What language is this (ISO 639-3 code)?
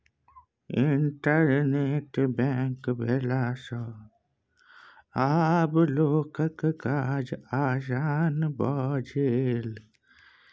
mai